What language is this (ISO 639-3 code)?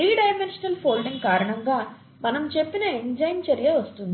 tel